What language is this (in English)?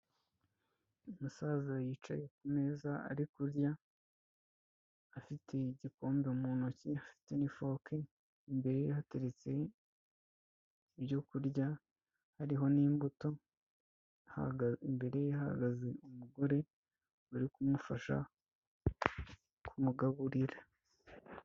Kinyarwanda